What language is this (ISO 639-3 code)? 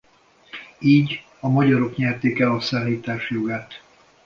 hun